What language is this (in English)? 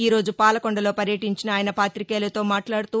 Telugu